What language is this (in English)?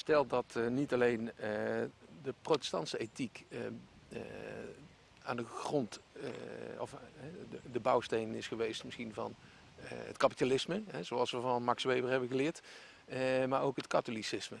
Dutch